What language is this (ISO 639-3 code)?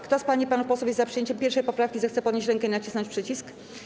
pol